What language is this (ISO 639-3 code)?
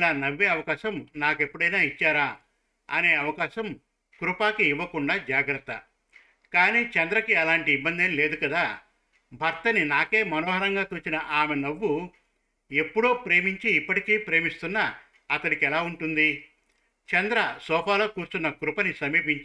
tel